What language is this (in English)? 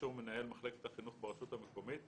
Hebrew